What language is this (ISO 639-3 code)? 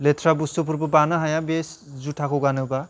brx